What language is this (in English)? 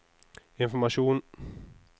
Norwegian